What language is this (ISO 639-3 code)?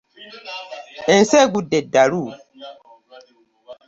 lug